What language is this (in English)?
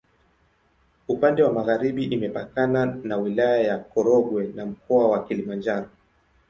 Swahili